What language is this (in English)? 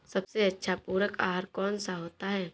Hindi